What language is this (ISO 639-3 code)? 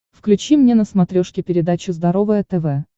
rus